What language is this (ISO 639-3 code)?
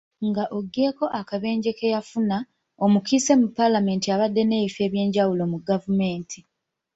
lug